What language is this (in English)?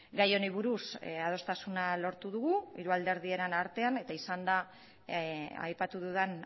Basque